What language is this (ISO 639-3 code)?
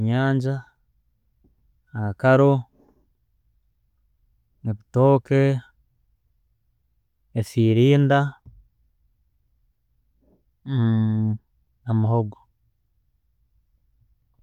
ttj